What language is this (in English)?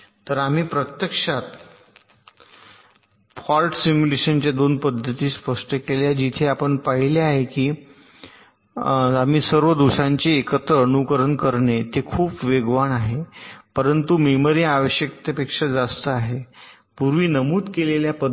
Marathi